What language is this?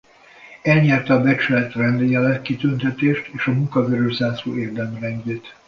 Hungarian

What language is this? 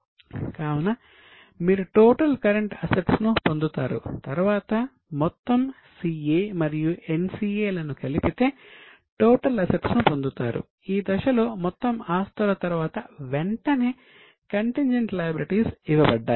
Telugu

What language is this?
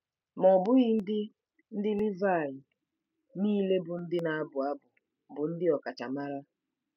Igbo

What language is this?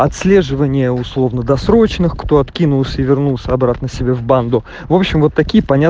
Russian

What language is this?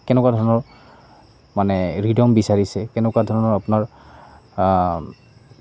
Assamese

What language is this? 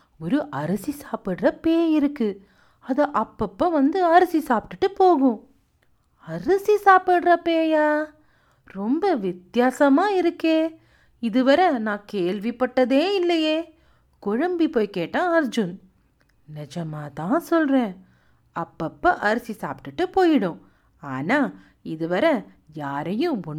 Tamil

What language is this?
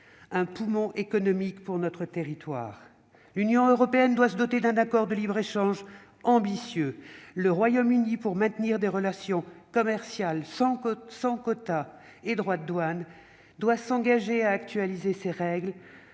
French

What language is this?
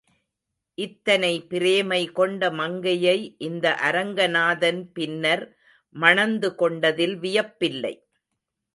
Tamil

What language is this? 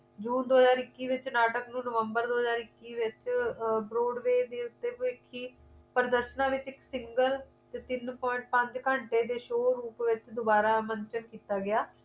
Punjabi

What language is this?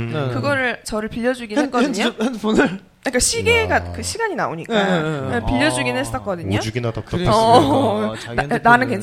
Korean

